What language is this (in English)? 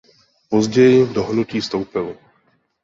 Czech